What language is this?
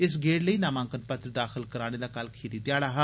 Dogri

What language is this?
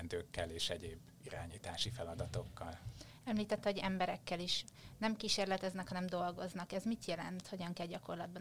Hungarian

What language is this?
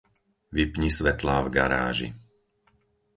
Slovak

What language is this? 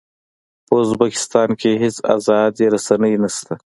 Pashto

